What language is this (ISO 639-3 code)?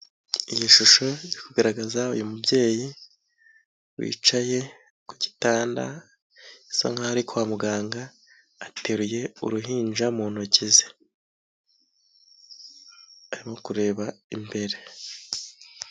kin